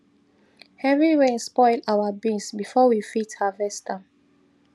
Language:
Nigerian Pidgin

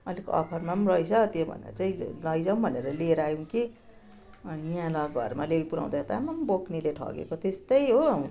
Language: Nepali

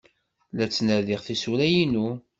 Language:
Kabyle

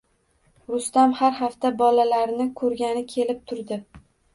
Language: Uzbek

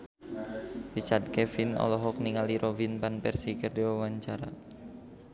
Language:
Sundanese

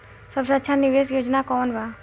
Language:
Bhojpuri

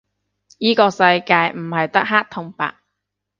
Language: Cantonese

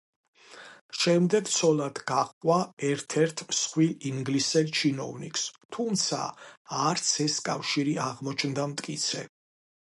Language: Georgian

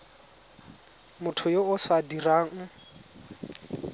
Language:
Tswana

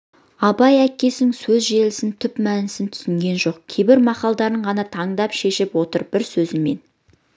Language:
Kazakh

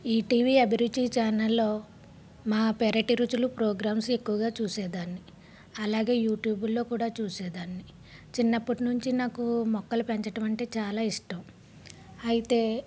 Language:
Telugu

